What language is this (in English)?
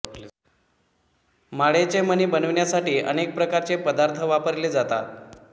Marathi